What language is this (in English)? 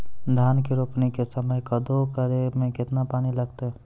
Maithili